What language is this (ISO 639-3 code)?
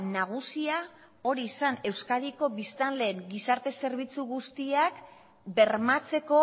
eus